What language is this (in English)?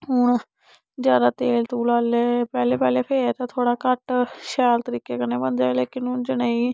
Dogri